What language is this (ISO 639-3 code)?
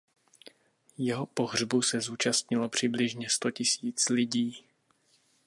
ces